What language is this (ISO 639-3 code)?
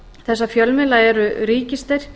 isl